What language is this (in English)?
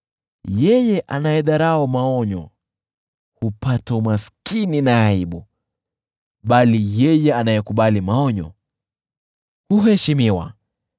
Swahili